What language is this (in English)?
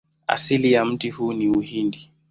Swahili